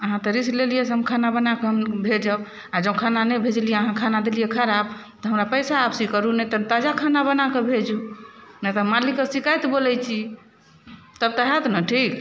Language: Maithili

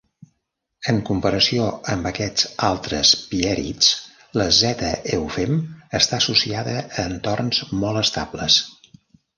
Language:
Catalan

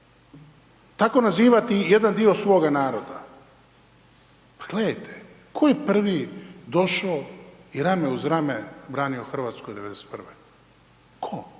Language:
Croatian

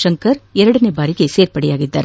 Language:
Kannada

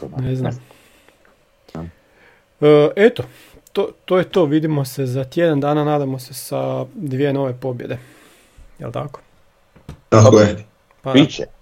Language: Croatian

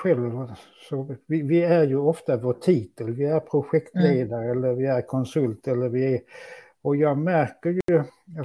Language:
Swedish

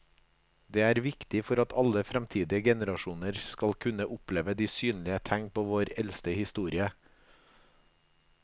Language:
Norwegian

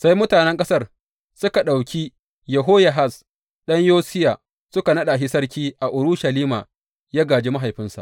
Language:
Hausa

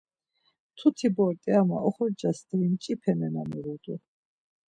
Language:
Laz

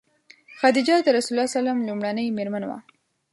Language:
Pashto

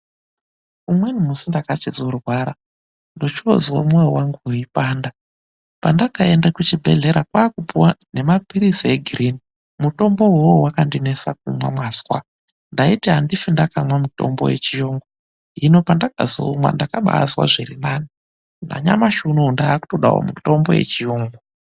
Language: Ndau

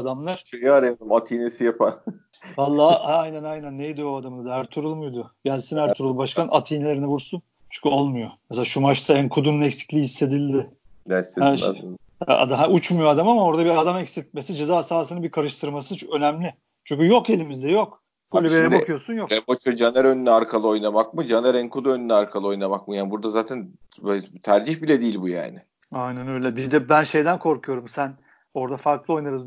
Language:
Turkish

